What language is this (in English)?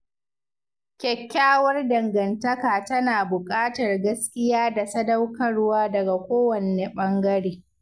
Hausa